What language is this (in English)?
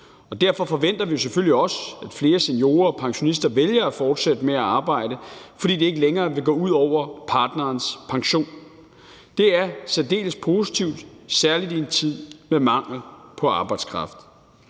Danish